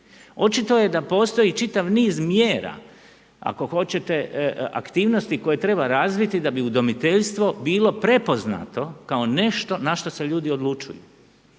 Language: Croatian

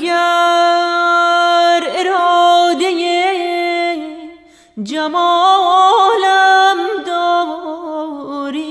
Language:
Persian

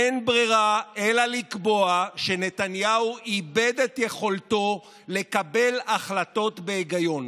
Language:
Hebrew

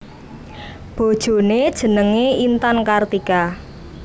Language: Javanese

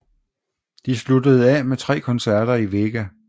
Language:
Danish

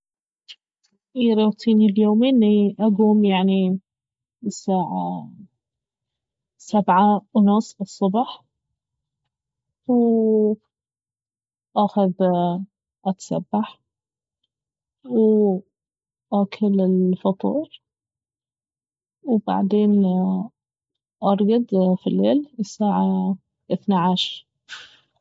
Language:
Baharna Arabic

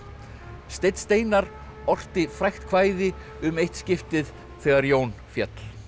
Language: Icelandic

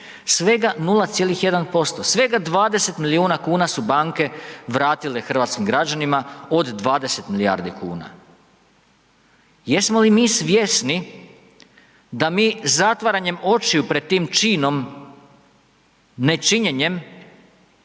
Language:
Croatian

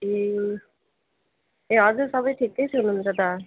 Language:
Nepali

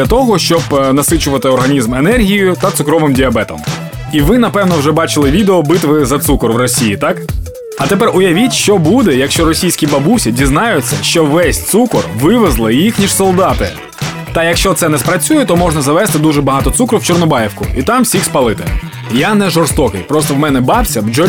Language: Ukrainian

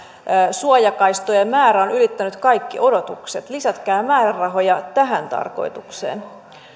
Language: Finnish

